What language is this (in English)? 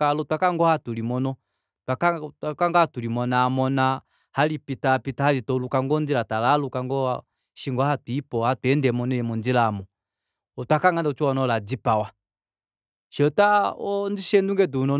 Kuanyama